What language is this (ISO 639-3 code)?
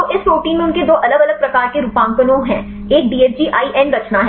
hin